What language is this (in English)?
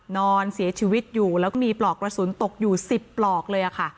Thai